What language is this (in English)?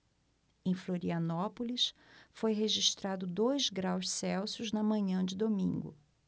Portuguese